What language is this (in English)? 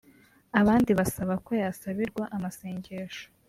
Kinyarwanda